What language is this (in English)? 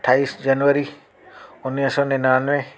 Sindhi